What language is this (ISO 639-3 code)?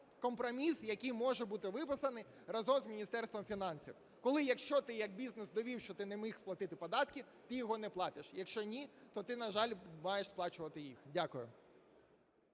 ukr